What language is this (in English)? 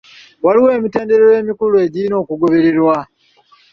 Ganda